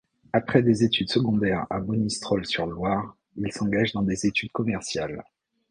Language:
French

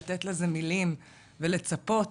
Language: Hebrew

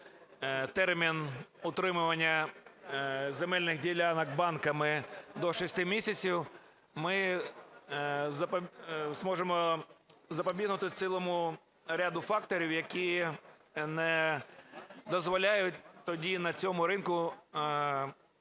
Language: Ukrainian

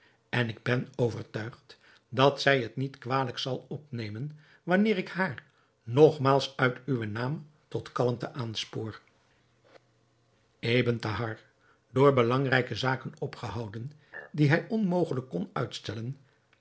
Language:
Dutch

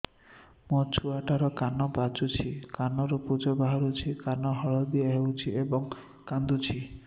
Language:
Odia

